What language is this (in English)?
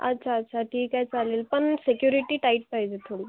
Marathi